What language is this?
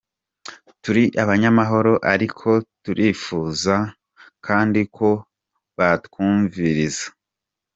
Kinyarwanda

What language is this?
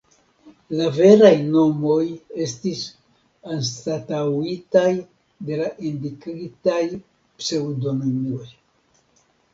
Esperanto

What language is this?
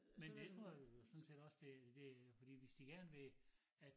Danish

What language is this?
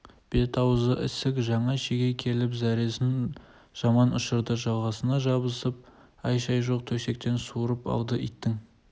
Kazakh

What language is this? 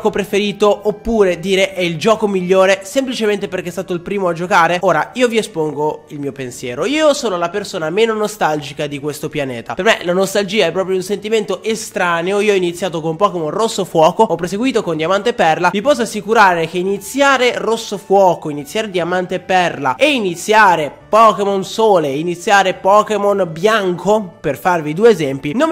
Italian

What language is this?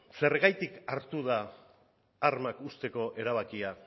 Basque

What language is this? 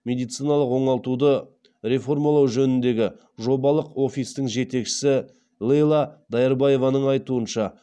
Kazakh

